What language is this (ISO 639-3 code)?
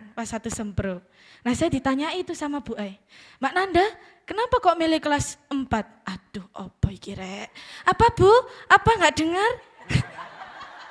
ind